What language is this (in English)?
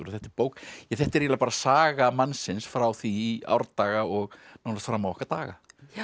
Icelandic